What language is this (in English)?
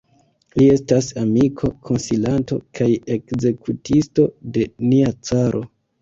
Esperanto